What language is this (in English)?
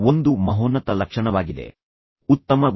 Kannada